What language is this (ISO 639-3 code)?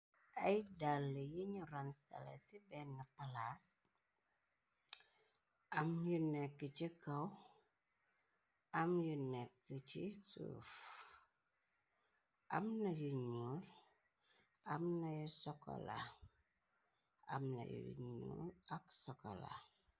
wol